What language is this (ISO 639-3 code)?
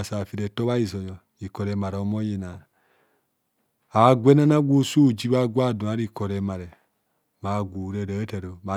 bcs